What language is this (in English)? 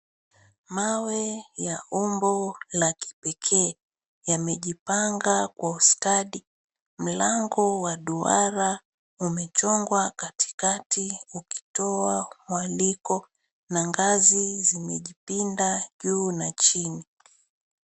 Swahili